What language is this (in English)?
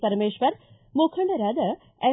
Kannada